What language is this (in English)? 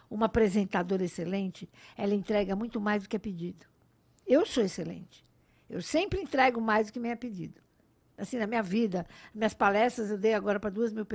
Portuguese